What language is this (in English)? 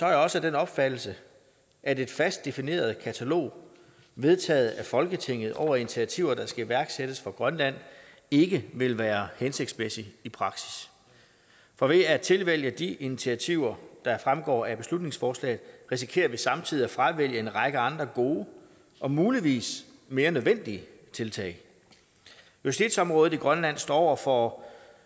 Danish